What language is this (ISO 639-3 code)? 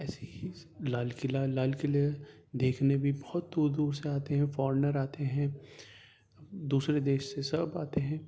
urd